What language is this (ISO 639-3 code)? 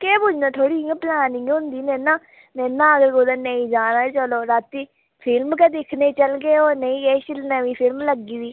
doi